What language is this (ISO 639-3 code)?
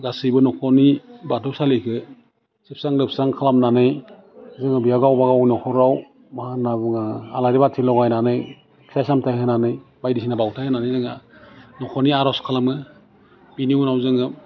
brx